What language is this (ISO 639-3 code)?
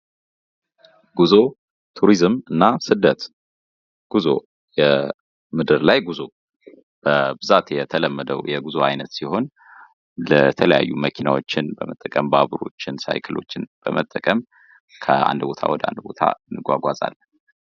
amh